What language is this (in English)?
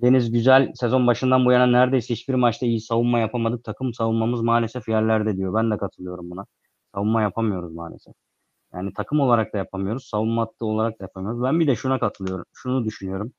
Turkish